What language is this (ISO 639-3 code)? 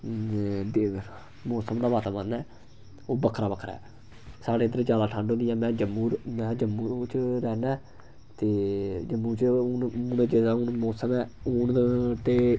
doi